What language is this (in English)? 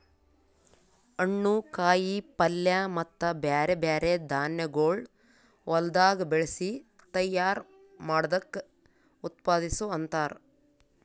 Kannada